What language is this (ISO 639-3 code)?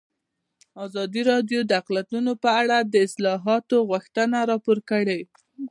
pus